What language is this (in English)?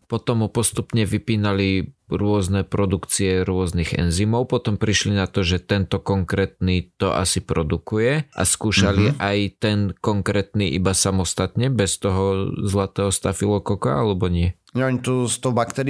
Slovak